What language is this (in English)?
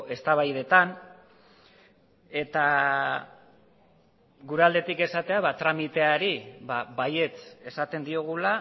Basque